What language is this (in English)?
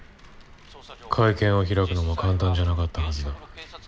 Japanese